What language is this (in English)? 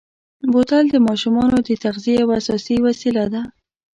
Pashto